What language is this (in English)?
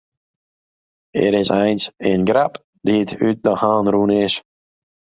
Western Frisian